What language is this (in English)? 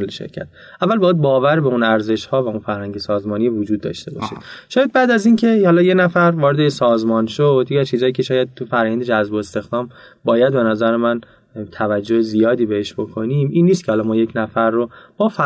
Persian